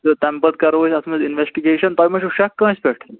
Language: Kashmiri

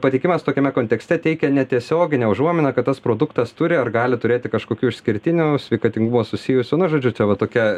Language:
Lithuanian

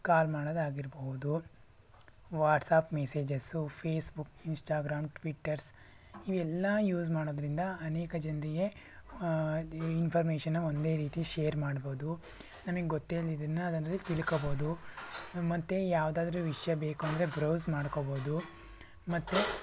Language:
Kannada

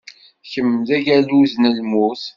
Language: Kabyle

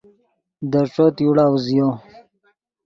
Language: Yidgha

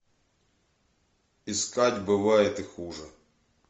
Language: Russian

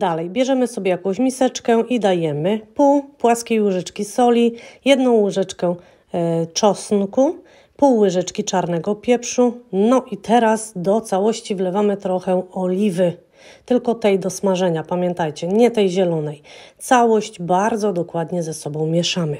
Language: Polish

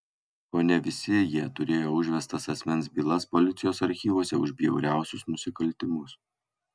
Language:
Lithuanian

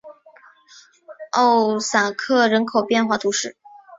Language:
Chinese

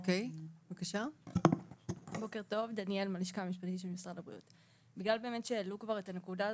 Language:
Hebrew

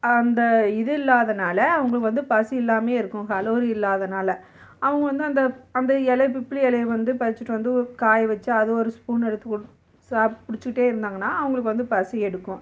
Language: Tamil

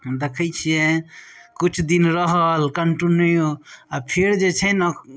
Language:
Maithili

